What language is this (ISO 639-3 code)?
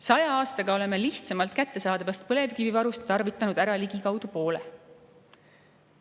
est